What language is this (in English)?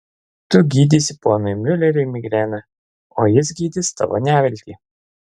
Lithuanian